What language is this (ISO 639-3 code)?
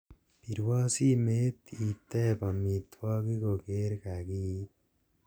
kln